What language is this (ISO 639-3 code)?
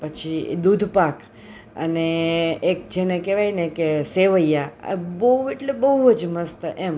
guj